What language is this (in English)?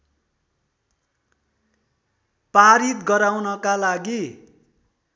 Nepali